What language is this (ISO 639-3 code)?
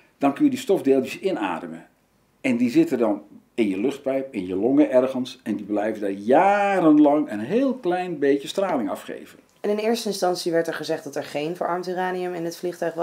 nld